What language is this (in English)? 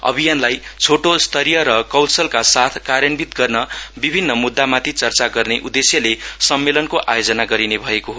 Nepali